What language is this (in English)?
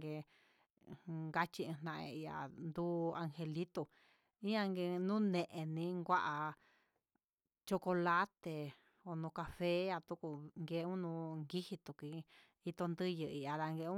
Huitepec Mixtec